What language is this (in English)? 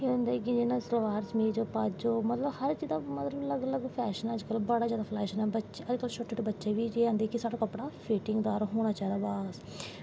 Dogri